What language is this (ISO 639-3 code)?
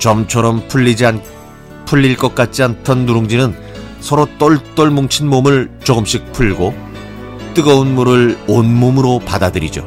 kor